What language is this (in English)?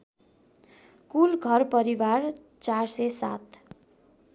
Nepali